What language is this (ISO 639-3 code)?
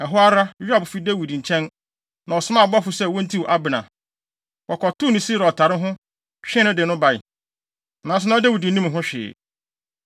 aka